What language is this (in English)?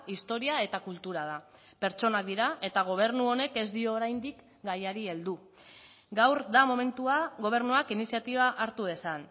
Basque